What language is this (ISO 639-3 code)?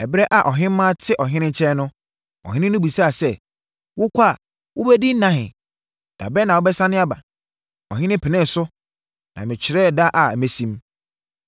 aka